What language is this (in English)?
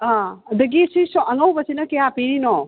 Manipuri